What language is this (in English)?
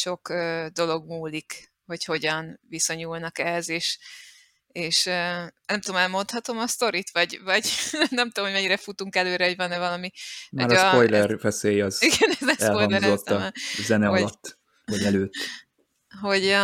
Hungarian